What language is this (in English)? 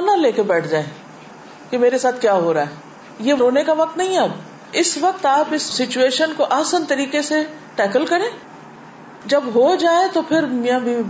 Urdu